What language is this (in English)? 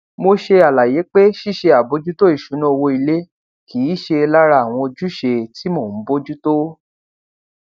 Yoruba